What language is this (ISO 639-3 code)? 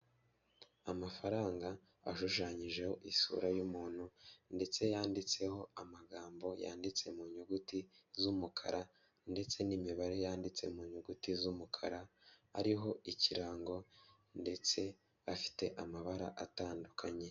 kin